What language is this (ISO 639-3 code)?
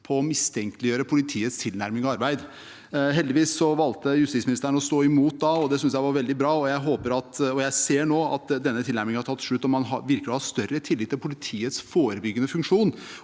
nor